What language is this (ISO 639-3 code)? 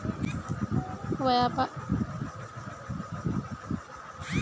mag